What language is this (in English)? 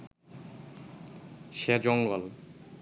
Bangla